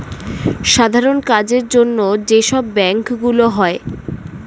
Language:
Bangla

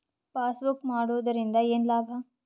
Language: Kannada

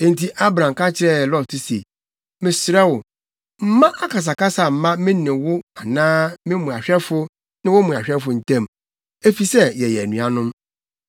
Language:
Akan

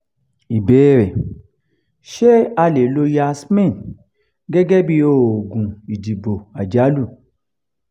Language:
Yoruba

